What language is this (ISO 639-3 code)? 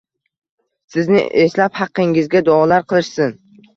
uzb